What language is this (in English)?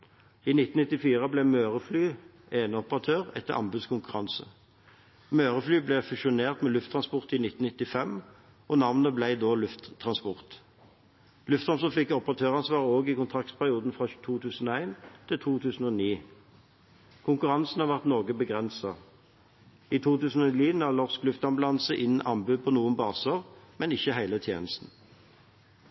Norwegian Bokmål